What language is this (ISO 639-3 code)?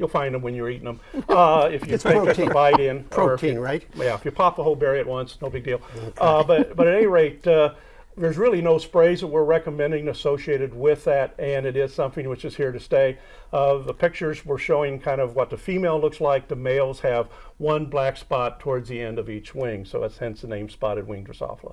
eng